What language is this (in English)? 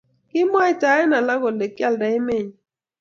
Kalenjin